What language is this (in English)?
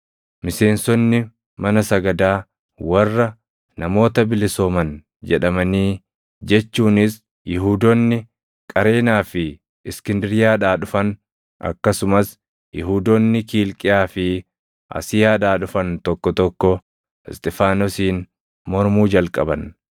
Oromo